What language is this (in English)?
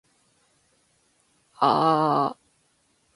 Japanese